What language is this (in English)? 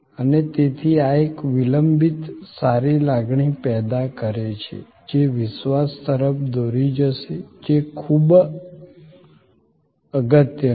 Gujarati